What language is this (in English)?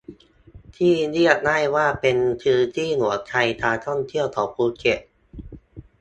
Thai